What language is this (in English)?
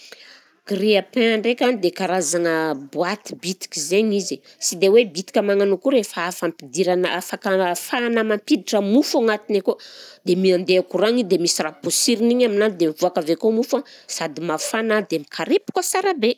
Southern Betsimisaraka Malagasy